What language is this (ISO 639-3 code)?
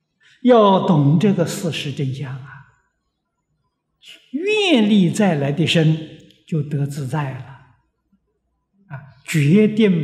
zho